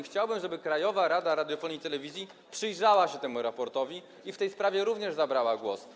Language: Polish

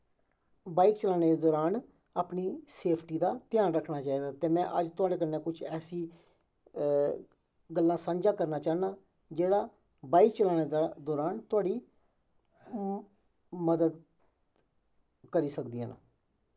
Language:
Dogri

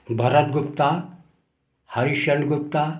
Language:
Hindi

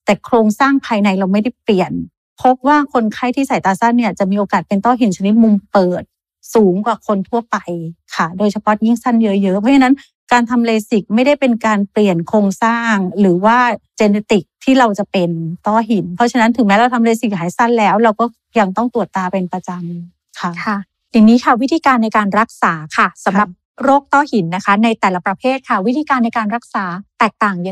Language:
Thai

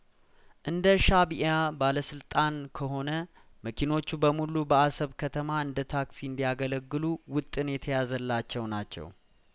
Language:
Amharic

